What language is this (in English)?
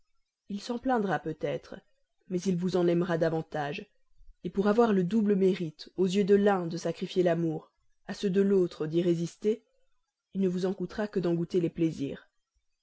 French